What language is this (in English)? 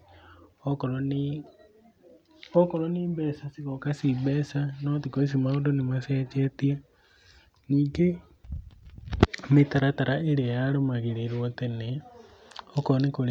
Kikuyu